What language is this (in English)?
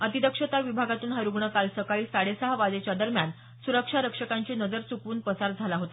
Marathi